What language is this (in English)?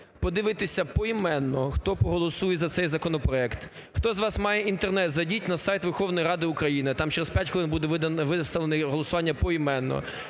Ukrainian